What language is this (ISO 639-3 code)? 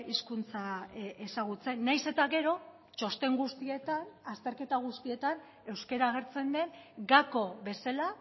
eus